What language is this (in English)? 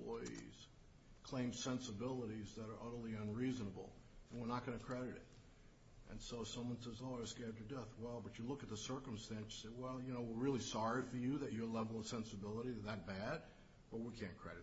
English